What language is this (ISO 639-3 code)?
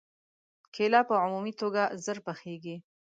pus